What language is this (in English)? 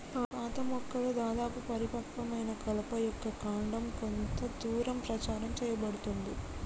Telugu